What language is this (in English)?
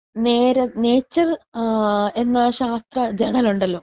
Malayalam